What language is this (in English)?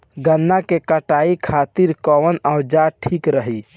Bhojpuri